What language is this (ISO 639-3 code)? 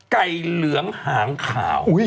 tha